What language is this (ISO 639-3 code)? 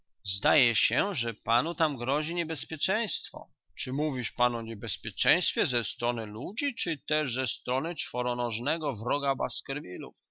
pol